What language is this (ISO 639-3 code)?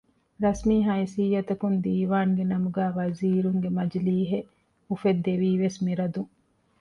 div